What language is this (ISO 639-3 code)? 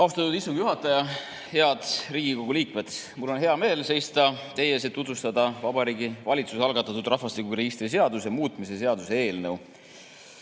est